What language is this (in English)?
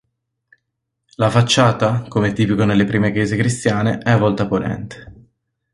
Italian